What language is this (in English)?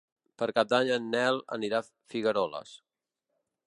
Catalan